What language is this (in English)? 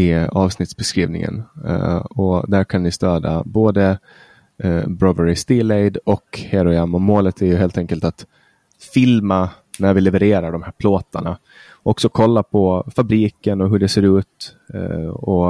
Swedish